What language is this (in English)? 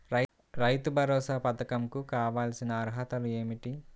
Telugu